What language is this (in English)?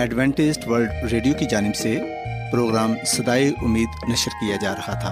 Urdu